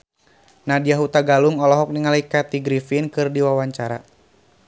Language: Sundanese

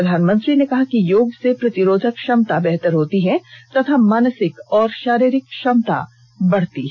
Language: Hindi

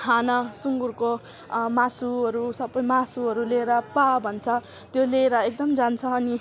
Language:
Nepali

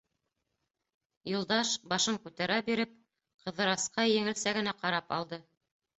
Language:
Bashkir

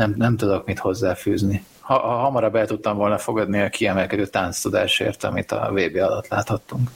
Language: Hungarian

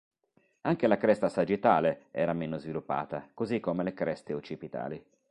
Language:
Italian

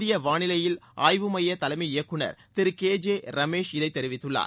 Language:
Tamil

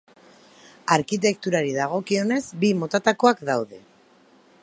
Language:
Basque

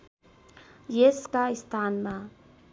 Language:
Nepali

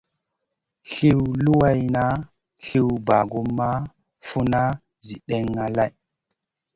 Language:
Masana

